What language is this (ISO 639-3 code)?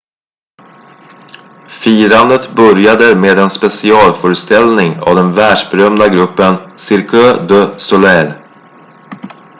swe